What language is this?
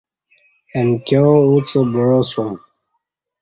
Kati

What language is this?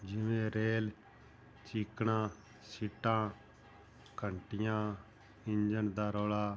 Punjabi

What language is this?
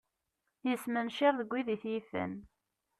Kabyle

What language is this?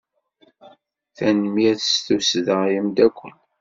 Kabyle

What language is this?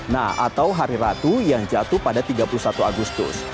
Indonesian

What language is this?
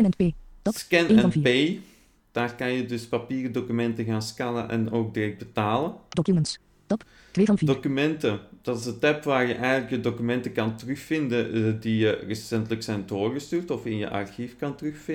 Dutch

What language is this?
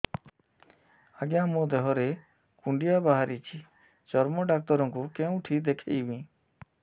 Odia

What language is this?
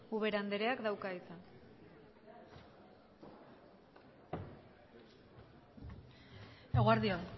Basque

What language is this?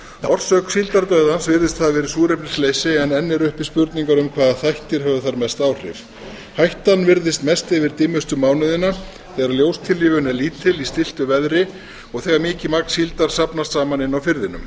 Icelandic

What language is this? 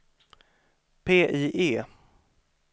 Swedish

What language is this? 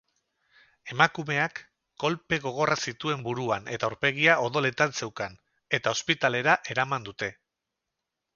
Basque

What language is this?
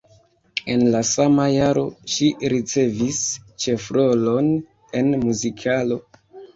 Esperanto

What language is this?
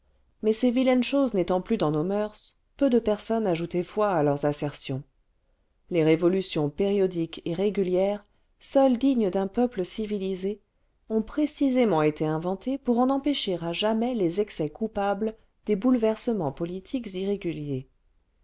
French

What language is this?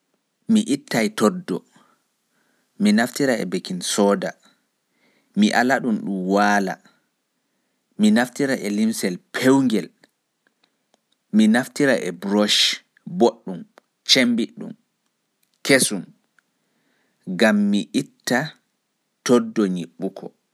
Fula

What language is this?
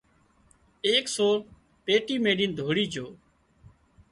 Wadiyara Koli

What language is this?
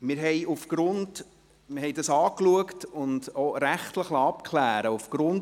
Swiss German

